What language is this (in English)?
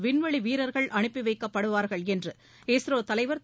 Tamil